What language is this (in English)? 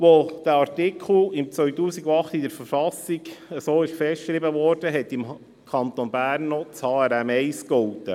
Swiss German